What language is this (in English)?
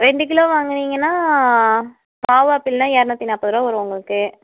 Tamil